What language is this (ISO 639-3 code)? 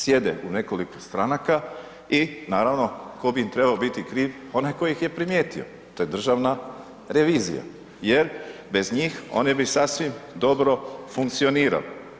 hrv